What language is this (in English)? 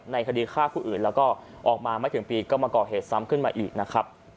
Thai